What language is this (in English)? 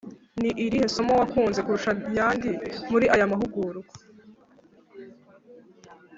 Kinyarwanda